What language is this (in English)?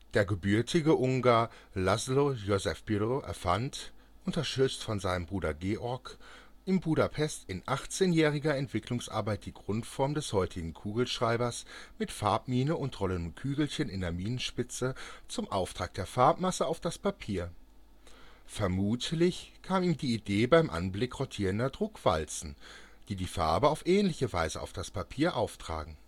German